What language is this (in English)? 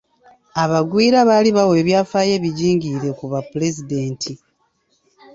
Ganda